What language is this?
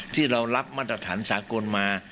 Thai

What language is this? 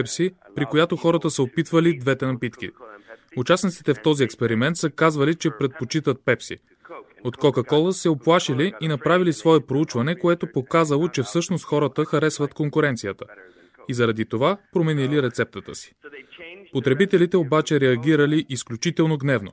Bulgarian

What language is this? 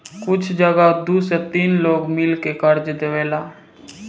Bhojpuri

